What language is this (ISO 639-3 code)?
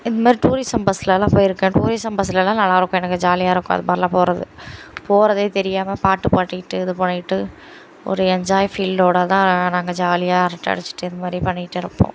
tam